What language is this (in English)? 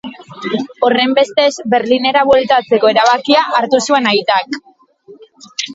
Basque